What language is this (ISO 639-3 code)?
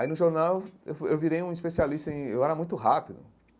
por